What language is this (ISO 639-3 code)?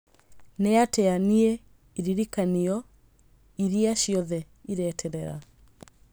kik